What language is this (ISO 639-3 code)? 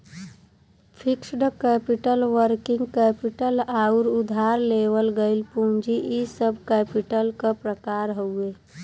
bho